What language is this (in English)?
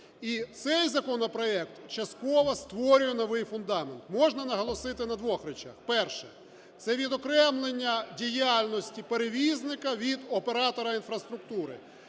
Ukrainian